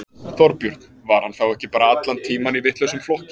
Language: Icelandic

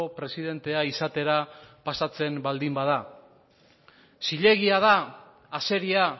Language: Basque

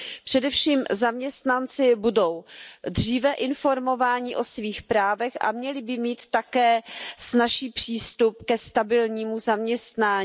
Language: Czech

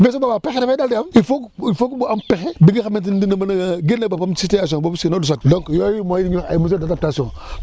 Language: Wolof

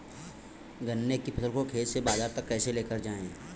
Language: Hindi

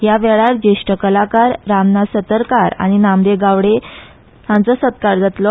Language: Konkani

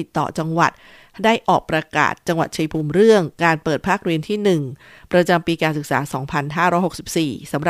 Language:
Thai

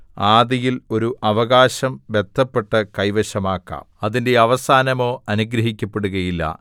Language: Malayalam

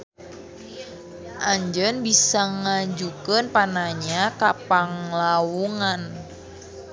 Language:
Sundanese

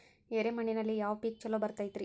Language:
Kannada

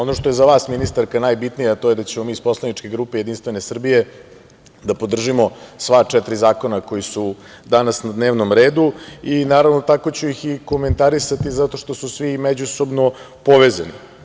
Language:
Serbian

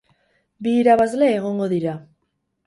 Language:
Basque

